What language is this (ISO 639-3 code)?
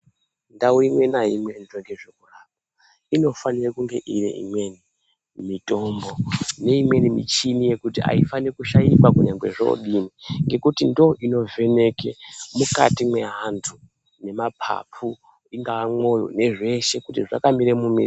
ndc